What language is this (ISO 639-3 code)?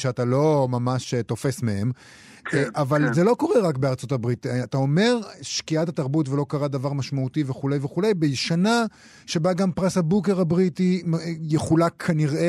heb